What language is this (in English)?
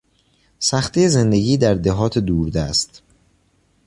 Persian